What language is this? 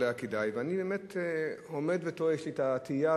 Hebrew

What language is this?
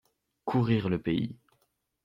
French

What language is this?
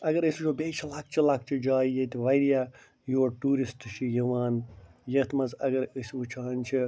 Kashmiri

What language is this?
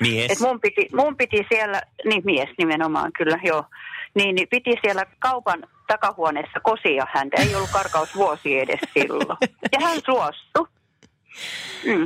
Finnish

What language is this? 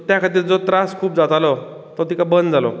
Konkani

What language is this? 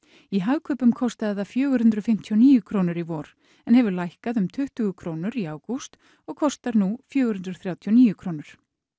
Icelandic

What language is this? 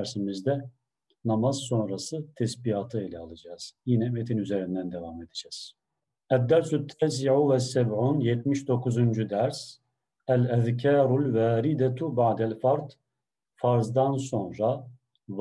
Turkish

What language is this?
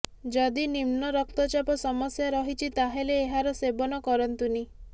Odia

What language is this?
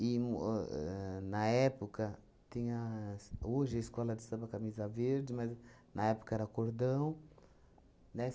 Portuguese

